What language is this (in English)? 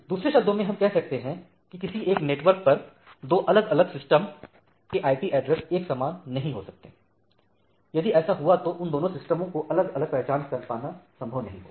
Hindi